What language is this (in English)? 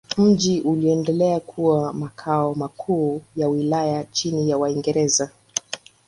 Swahili